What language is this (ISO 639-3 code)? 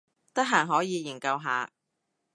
yue